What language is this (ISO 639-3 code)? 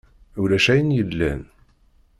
kab